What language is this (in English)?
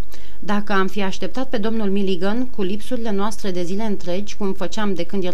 Romanian